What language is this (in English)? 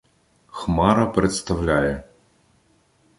Ukrainian